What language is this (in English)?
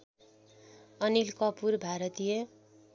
Nepali